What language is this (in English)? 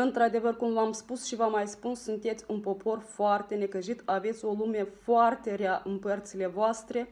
Romanian